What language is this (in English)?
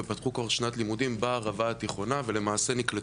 Hebrew